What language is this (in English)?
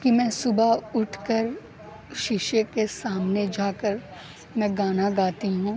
Urdu